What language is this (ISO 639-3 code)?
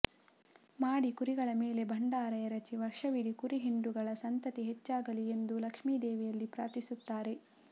kan